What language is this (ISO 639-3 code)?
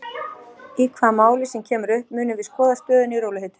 isl